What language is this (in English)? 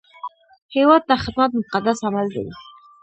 Pashto